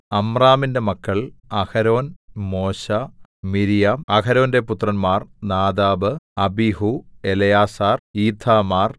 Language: Malayalam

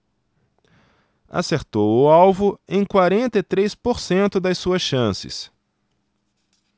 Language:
Portuguese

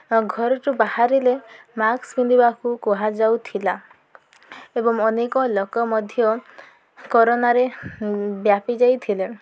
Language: Odia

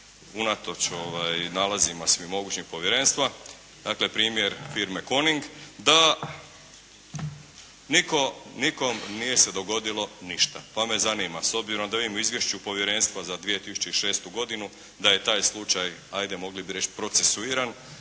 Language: Croatian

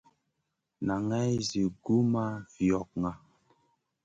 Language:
Masana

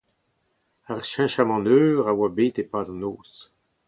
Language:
Breton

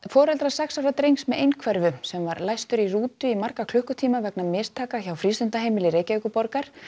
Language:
Icelandic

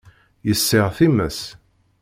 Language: Kabyle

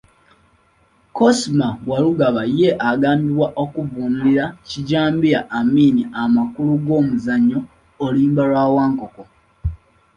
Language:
Ganda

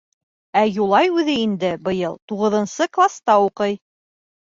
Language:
Bashkir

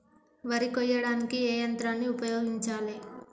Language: Telugu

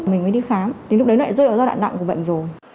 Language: Vietnamese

